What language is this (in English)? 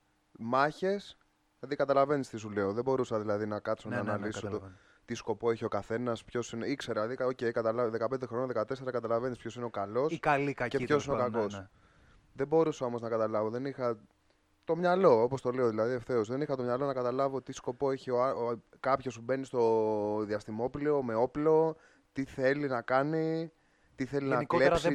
Greek